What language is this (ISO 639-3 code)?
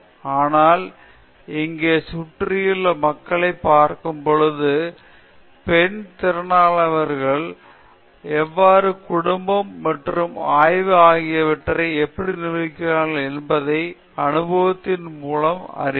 tam